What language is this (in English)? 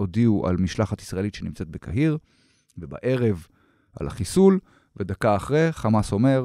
Hebrew